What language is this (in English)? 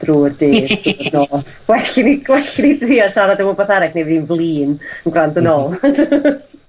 Welsh